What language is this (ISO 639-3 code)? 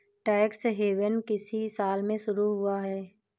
hin